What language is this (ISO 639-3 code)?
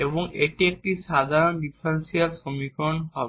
ben